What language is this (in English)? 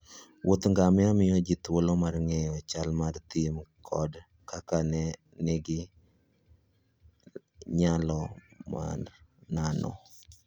Luo (Kenya and Tanzania)